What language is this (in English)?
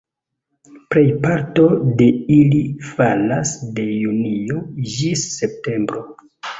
Esperanto